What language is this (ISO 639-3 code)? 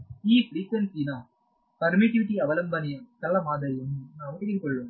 kan